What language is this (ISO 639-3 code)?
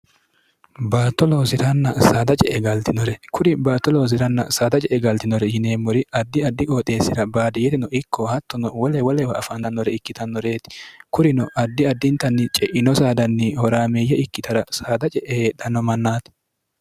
sid